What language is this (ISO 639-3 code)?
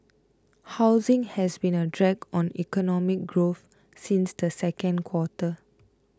eng